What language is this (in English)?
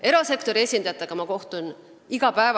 Estonian